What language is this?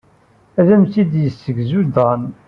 Kabyle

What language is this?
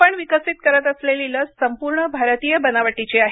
Marathi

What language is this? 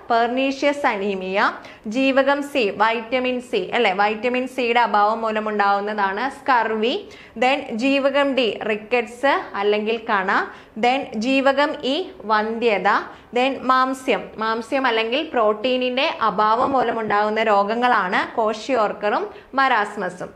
Malayalam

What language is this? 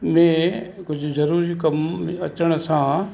Sindhi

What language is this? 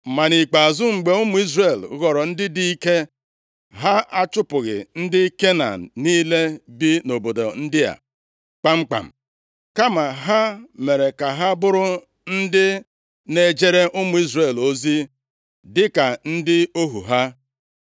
Igbo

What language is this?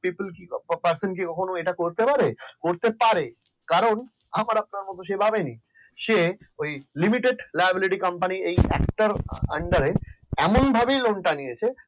Bangla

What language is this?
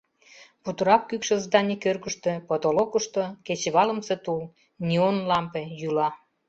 Mari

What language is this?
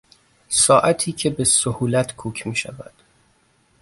Persian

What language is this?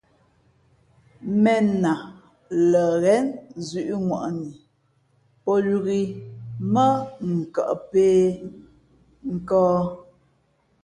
Fe'fe'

